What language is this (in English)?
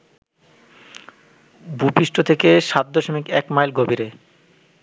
Bangla